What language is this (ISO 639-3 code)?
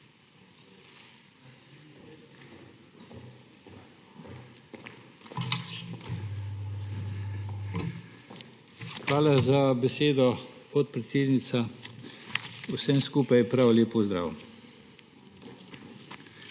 slv